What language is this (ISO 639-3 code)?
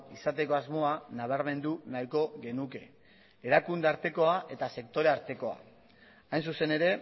eus